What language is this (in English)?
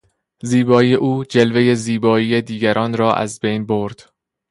Persian